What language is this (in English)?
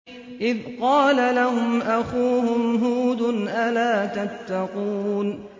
Arabic